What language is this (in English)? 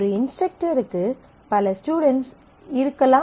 Tamil